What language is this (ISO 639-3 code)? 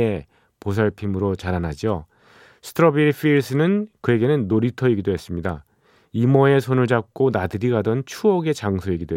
kor